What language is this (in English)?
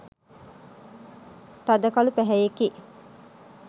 Sinhala